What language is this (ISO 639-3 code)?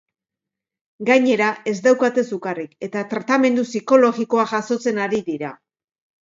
eus